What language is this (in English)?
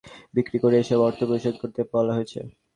Bangla